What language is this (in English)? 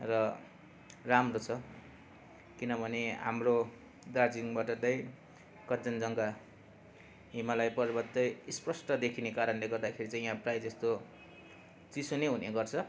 Nepali